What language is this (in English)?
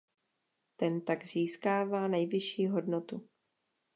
Czech